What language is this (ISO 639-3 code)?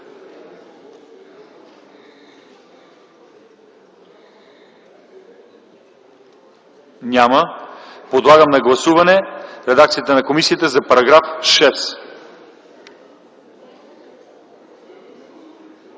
bul